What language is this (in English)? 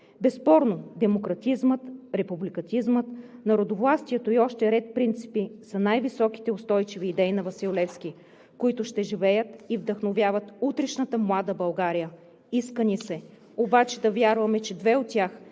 Bulgarian